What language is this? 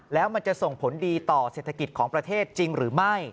Thai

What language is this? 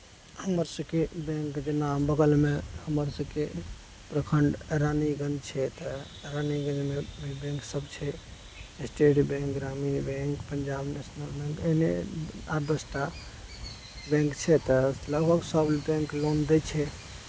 Maithili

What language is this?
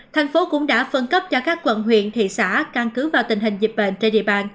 Vietnamese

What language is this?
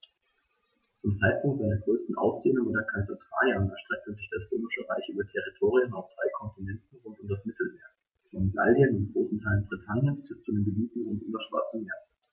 German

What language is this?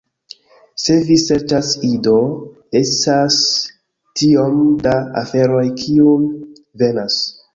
Esperanto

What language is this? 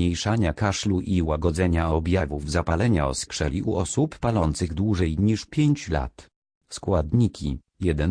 Polish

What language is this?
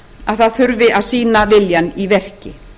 Icelandic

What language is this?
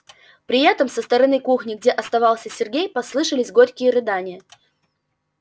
Russian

